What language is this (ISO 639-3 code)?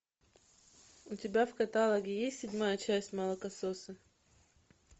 rus